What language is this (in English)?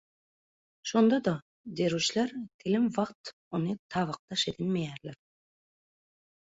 Turkmen